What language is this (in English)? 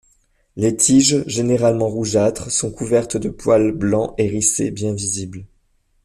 French